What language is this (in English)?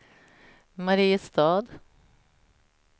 Swedish